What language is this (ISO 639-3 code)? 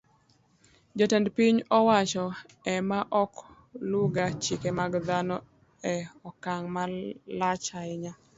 luo